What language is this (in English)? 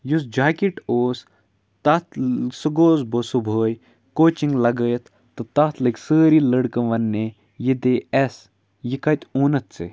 Kashmiri